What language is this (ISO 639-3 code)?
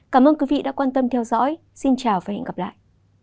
vie